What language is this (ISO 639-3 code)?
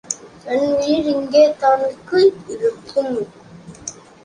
tam